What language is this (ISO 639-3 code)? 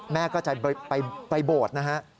tha